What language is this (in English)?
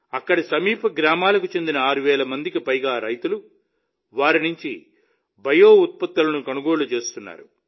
Telugu